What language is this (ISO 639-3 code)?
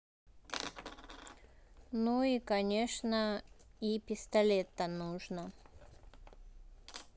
rus